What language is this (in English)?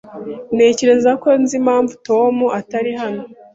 Kinyarwanda